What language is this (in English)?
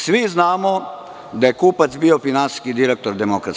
Serbian